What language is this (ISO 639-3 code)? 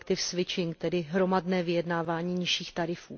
ces